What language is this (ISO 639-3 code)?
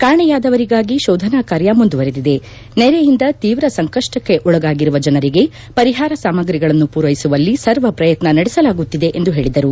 kan